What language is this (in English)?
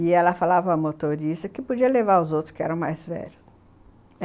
Portuguese